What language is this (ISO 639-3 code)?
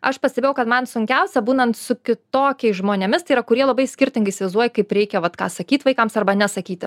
lit